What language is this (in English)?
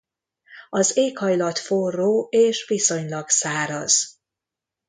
Hungarian